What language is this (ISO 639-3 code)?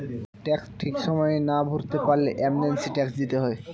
ben